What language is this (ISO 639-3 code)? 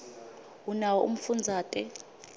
ssw